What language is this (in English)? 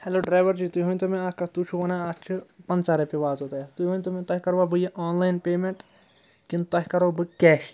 Kashmiri